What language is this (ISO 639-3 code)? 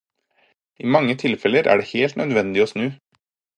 nob